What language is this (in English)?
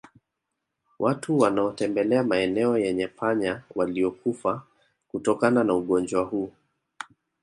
Swahili